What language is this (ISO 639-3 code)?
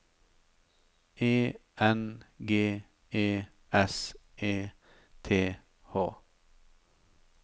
nor